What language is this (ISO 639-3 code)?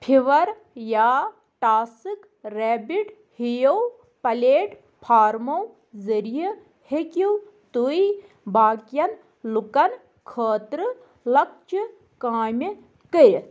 kas